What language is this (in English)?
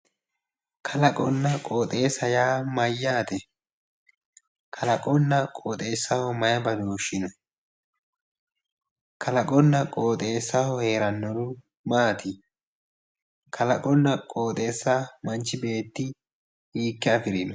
Sidamo